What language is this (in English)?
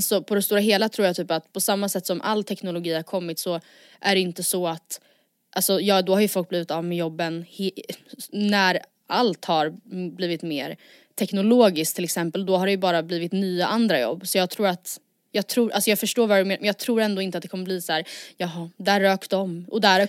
Swedish